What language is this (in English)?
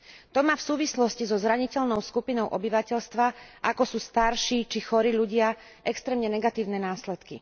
Slovak